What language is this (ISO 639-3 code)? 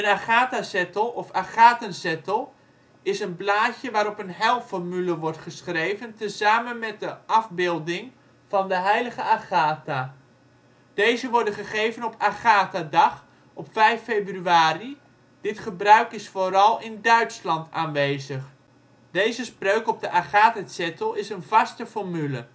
nld